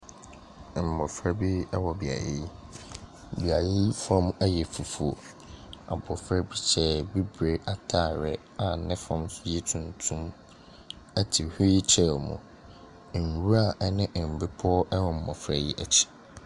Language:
Akan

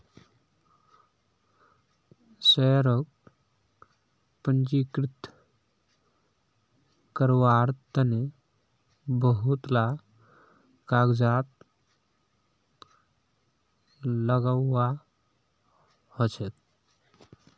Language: Magahi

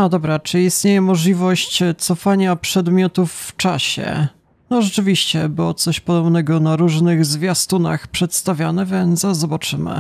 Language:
Polish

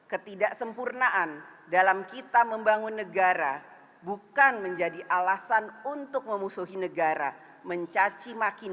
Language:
Indonesian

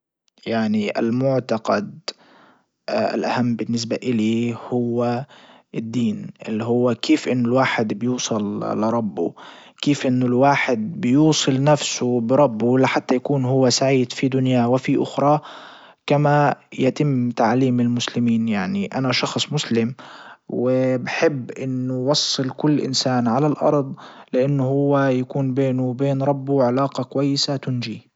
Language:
Libyan Arabic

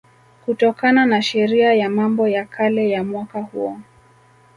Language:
Swahili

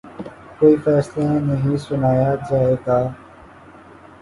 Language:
Urdu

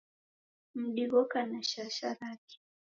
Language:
Taita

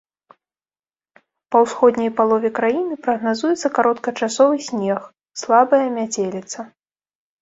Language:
Belarusian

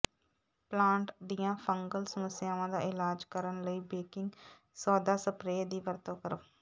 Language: Punjabi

